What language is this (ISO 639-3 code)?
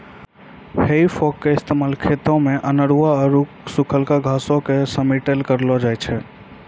mai